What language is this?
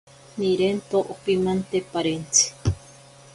Ashéninka Perené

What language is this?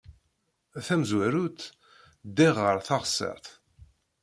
Kabyle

